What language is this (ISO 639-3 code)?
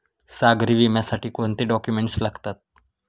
mar